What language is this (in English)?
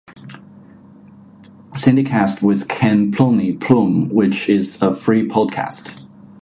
English